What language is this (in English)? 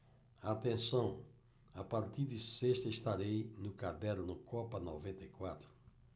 Portuguese